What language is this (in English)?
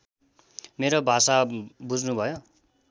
Nepali